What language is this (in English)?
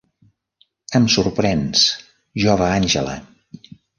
Catalan